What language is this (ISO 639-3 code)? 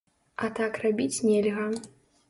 bel